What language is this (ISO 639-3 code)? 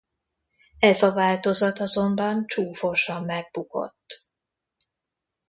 hun